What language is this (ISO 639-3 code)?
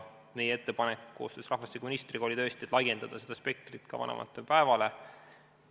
est